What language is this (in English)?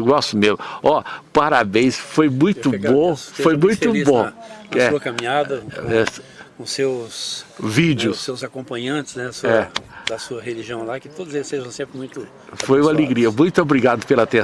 Portuguese